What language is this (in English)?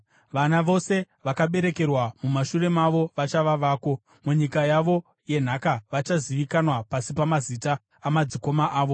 Shona